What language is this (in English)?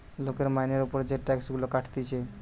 Bangla